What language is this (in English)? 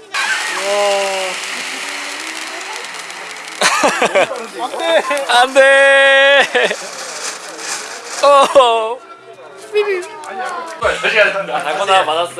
Korean